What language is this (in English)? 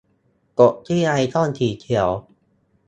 Thai